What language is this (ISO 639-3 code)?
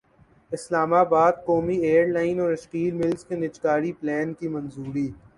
urd